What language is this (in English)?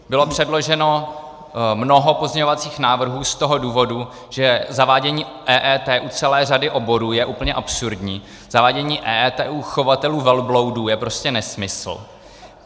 Czech